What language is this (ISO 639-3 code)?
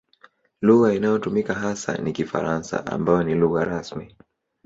swa